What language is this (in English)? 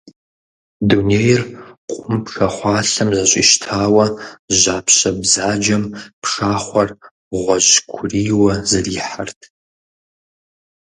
Kabardian